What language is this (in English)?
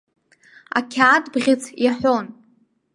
Abkhazian